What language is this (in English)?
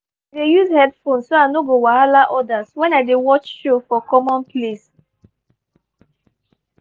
Nigerian Pidgin